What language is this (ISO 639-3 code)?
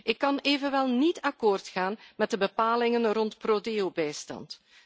nld